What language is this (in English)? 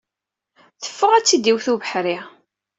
Kabyle